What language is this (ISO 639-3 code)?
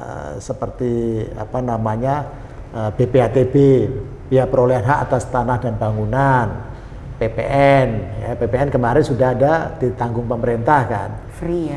ind